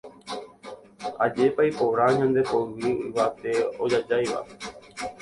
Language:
Guarani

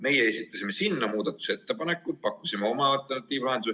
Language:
Estonian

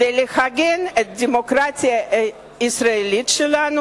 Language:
Hebrew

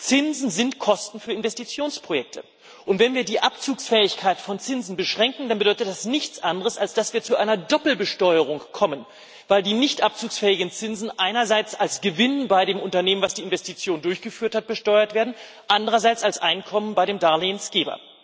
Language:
German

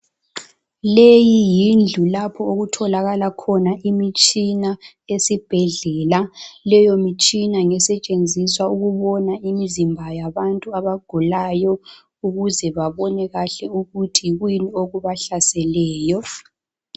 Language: North Ndebele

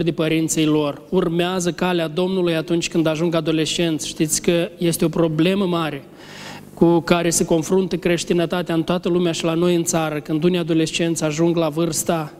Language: Romanian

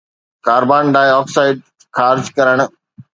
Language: Sindhi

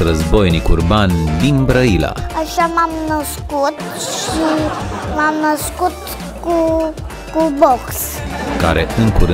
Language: Romanian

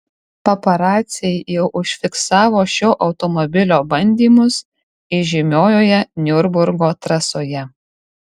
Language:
Lithuanian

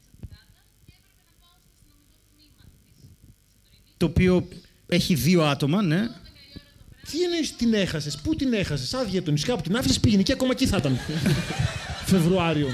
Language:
Greek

